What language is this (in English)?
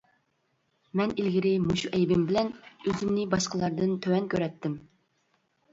Uyghur